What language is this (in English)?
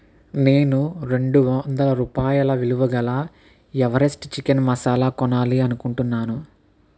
Telugu